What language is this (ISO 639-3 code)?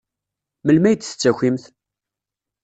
kab